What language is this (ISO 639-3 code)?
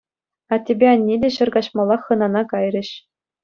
chv